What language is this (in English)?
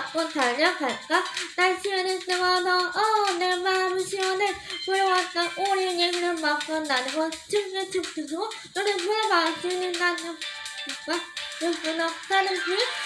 Korean